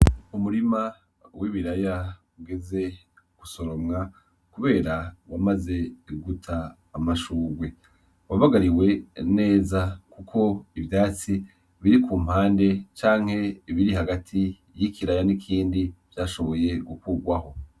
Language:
Rundi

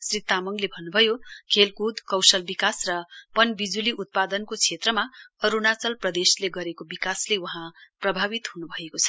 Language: Nepali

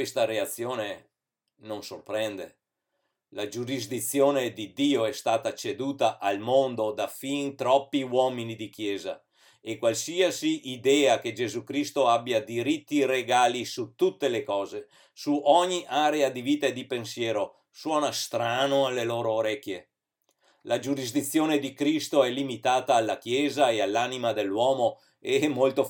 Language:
Italian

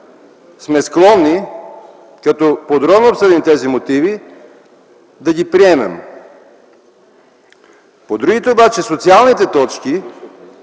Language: Bulgarian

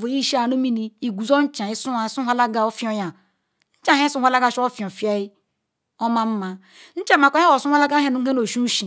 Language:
Ikwere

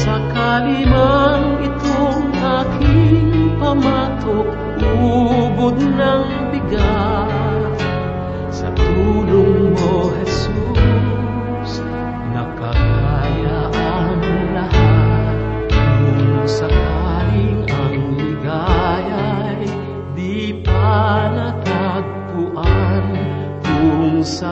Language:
Filipino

